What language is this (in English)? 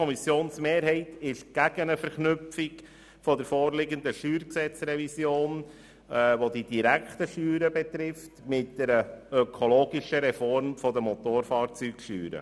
Swiss German